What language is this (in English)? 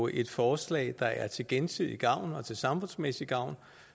Danish